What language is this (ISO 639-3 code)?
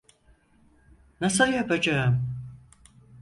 tur